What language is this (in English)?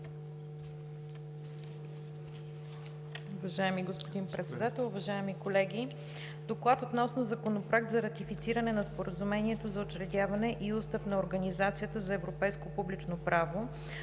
Bulgarian